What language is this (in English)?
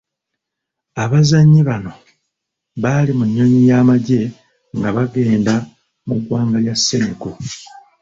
Ganda